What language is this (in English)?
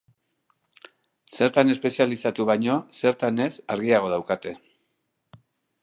Basque